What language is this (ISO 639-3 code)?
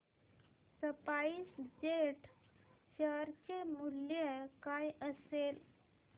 mar